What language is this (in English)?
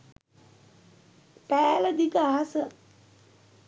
Sinhala